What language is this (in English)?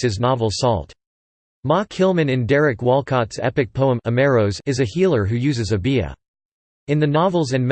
English